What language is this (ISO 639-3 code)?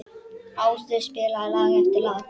isl